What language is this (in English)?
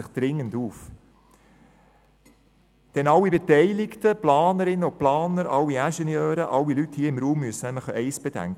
Swiss German